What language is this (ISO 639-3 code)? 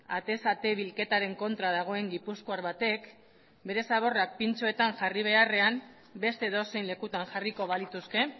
eus